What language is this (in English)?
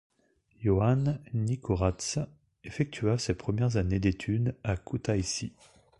French